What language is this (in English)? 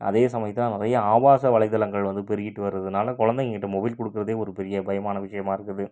Tamil